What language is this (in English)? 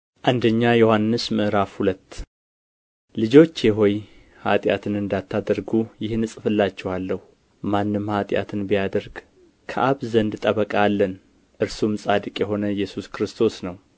Amharic